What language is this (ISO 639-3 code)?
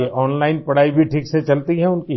hin